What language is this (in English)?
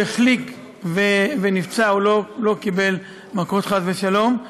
Hebrew